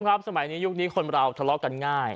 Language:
Thai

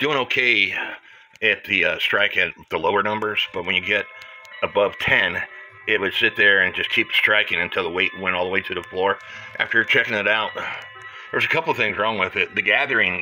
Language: English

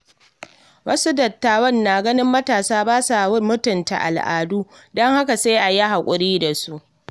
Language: Hausa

